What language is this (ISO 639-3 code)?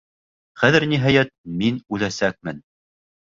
bak